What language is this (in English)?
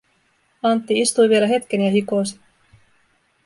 Finnish